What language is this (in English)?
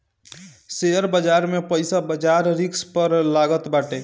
Bhojpuri